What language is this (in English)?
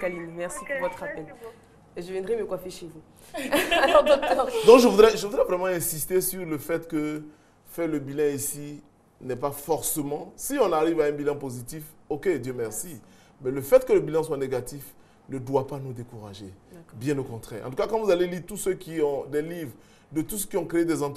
French